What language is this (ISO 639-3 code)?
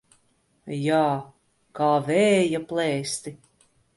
lav